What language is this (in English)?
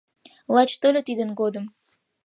Mari